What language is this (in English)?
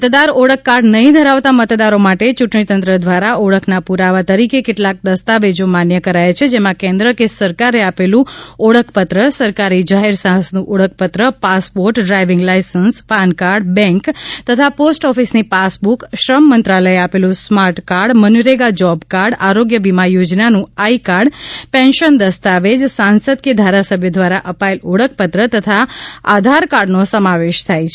Gujarati